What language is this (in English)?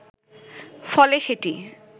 Bangla